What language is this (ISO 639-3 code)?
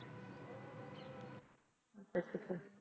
pan